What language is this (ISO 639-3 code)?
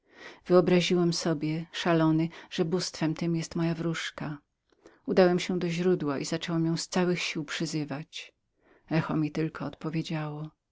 pol